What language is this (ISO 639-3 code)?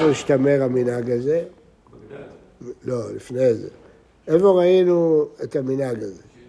heb